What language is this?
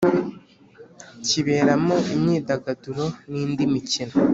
Kinyarwanda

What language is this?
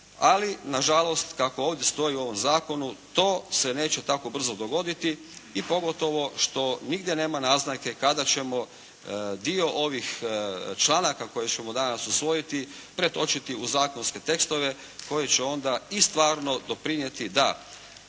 Croatian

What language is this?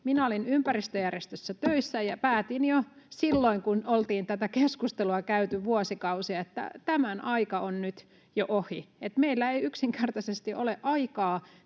Finnish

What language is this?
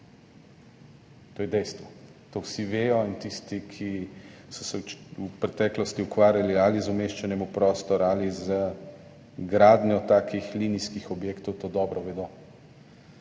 Slovenian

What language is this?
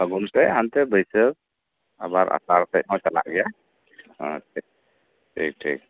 Santali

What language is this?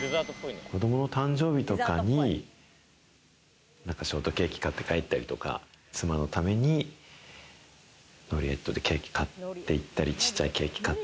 Japanese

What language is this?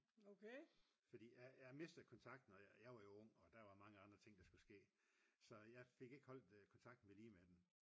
Danish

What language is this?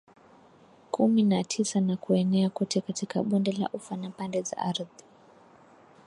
Swahili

